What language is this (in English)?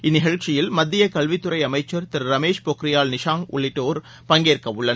Tamil